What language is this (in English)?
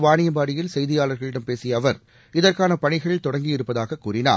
Tamil